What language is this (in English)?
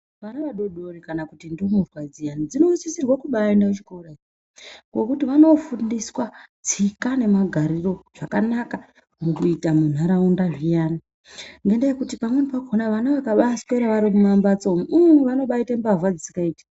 Ndau